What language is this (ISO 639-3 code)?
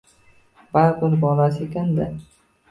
uzb